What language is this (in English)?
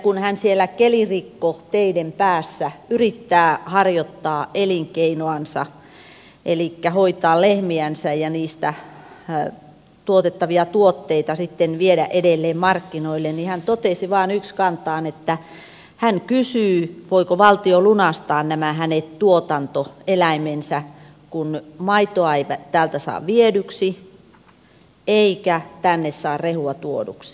Finnish